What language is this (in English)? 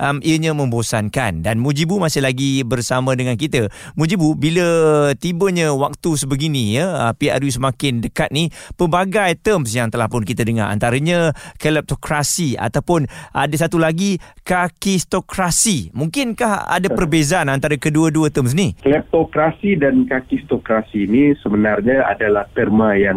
Malay